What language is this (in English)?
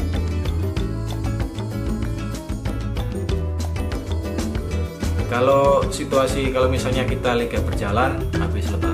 Indonesian